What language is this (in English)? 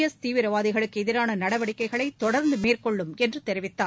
Tamil